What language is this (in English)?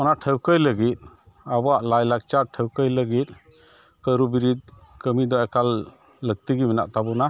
Santali